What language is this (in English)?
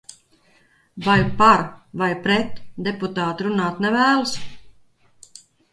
Latvian